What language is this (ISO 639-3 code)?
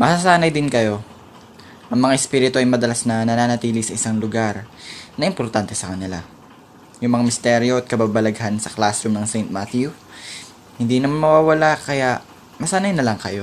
fil